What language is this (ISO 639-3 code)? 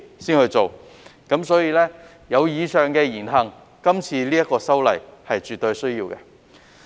yue